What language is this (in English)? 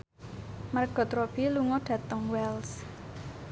Javanese